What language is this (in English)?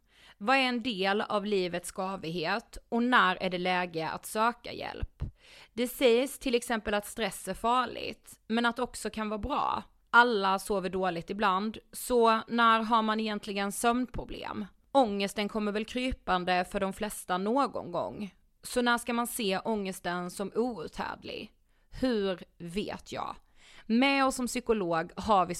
Swedish